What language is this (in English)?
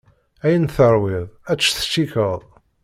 Kabyle